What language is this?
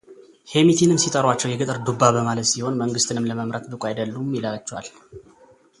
Amharic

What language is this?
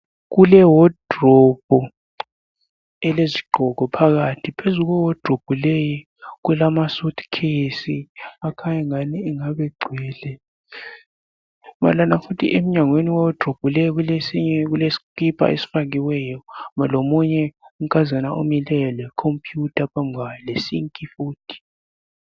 North Ndebele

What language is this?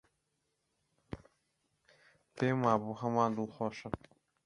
Central Kurdish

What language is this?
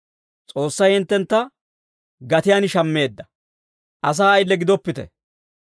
Dawro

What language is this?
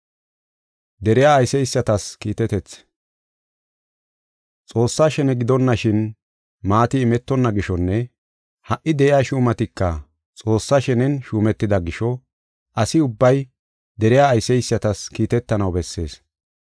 Gofa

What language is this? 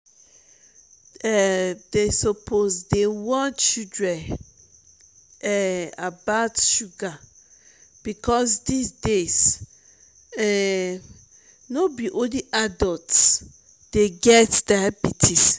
Nigerian Pidgin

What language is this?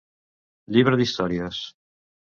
Catalan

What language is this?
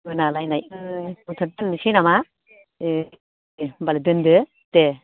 Bodo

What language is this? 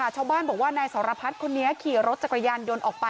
Thai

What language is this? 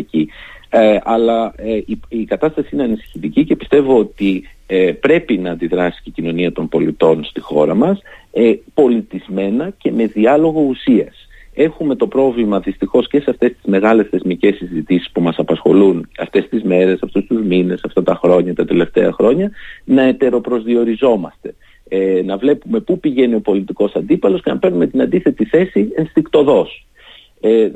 Greek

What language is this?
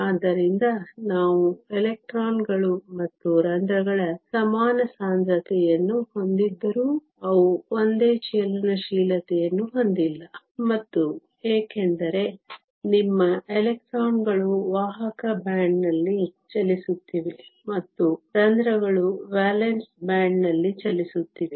Kannada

